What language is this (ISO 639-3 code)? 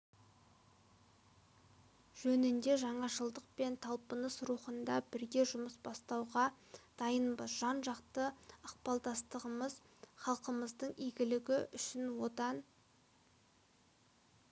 kaz